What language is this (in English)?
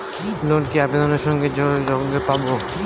Bangla